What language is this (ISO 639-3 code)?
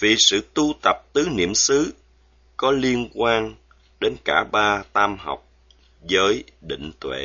vie